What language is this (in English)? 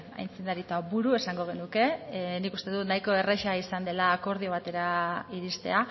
Basque